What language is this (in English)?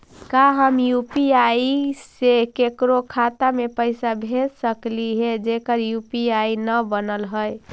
Magahi